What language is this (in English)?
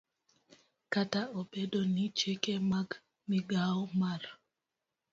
Luo (Kenya and Tanzania)